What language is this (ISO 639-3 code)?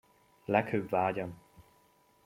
hun